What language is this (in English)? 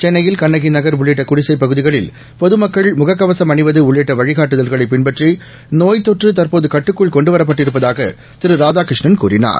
Tamil